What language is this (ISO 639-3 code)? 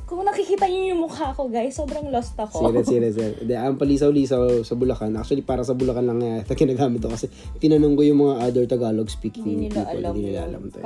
fil